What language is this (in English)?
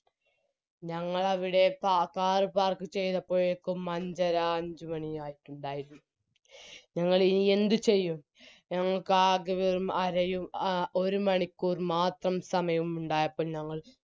Malayalam